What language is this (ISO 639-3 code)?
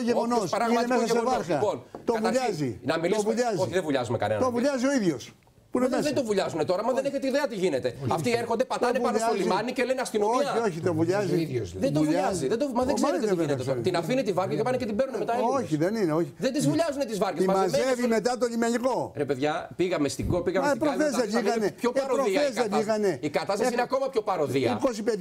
ell